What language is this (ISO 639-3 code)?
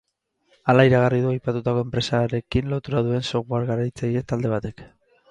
eus